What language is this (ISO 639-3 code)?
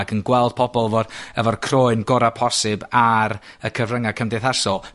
cym